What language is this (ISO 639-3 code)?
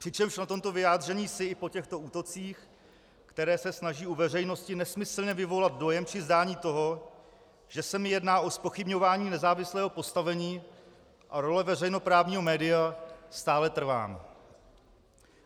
ces